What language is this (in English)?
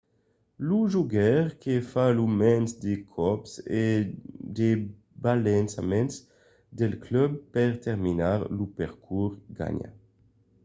Occitan